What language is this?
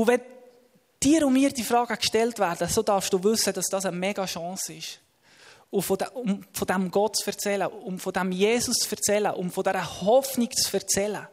German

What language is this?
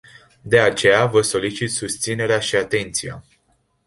Romanian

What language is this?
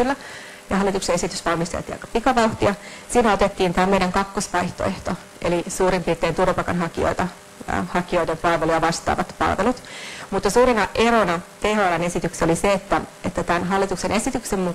Finnish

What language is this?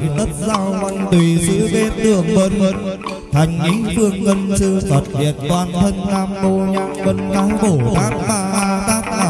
Vietnamese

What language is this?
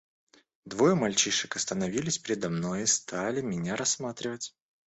Russian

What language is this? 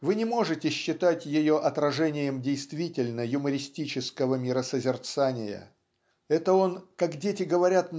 Russian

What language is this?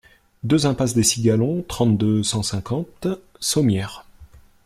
French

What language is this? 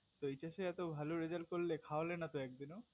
Bangla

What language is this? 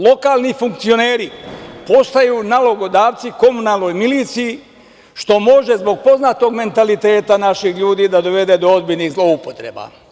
Serbian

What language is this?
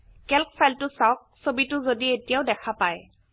Assamese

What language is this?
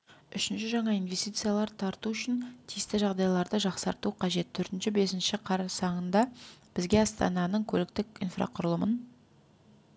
Kazakh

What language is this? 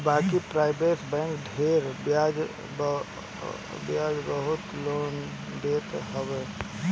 Bhojpuri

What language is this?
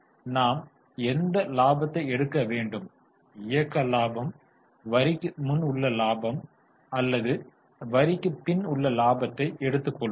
Tamil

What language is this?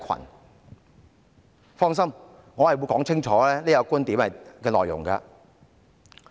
Cantonese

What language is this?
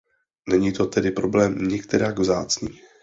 Czech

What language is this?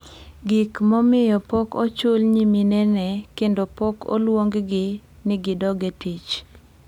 Luo (Kenya and Tanzania)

